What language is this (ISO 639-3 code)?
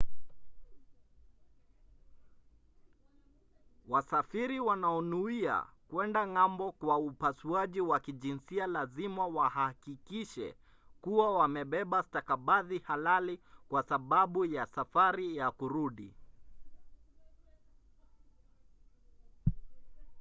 swa